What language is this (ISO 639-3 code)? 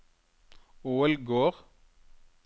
nor